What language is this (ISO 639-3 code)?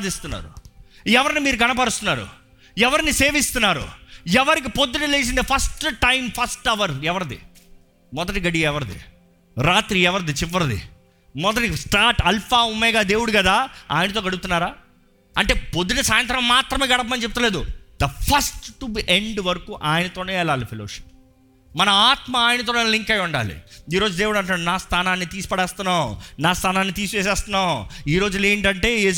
tel